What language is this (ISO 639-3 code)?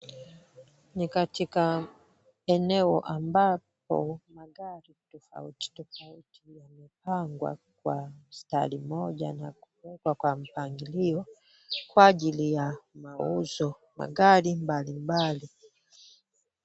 swa